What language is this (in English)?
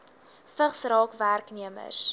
Afrikaans